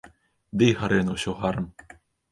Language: Belarusian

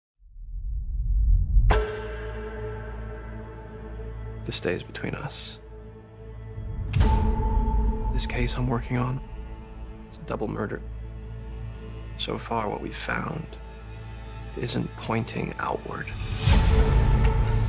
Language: English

